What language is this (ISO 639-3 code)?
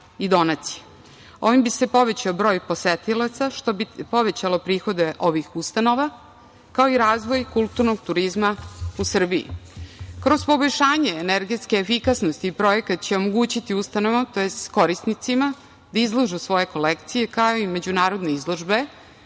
srp